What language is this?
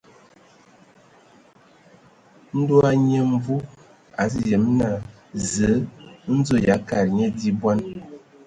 Ewondo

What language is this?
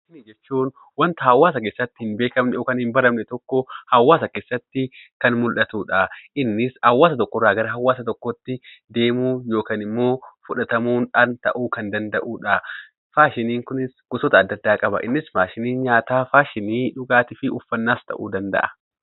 Oromo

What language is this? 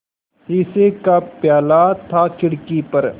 Hindi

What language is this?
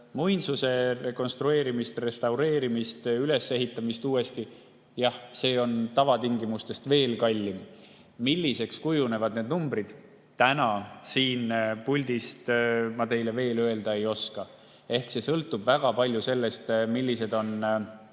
Estonian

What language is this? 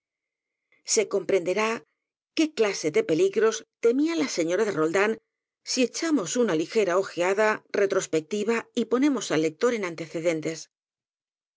Spanish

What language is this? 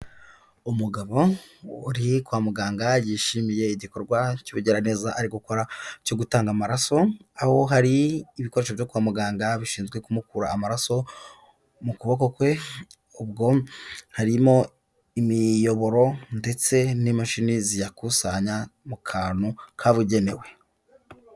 Kinyarwanda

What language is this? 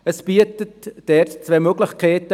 Swiss German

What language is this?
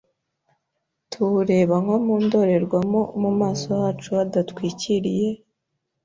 Kinyarwanda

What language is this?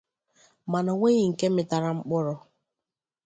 Igbo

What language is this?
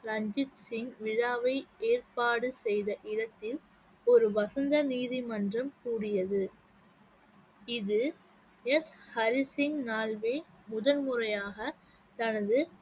Tamil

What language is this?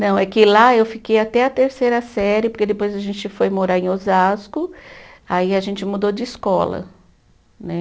Portuguese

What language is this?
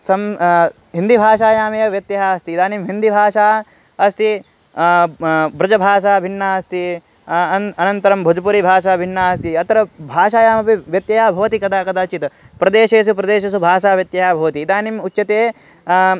Sanskrit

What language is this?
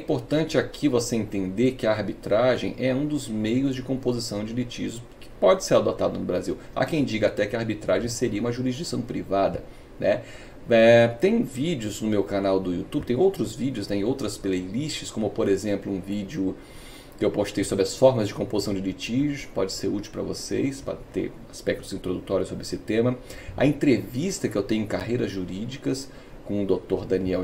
Portuguese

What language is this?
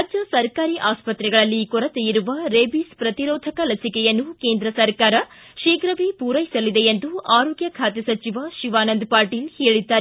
Kannada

